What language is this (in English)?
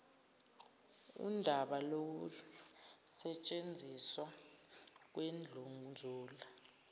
Zulu